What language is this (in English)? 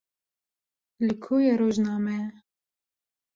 Kurdish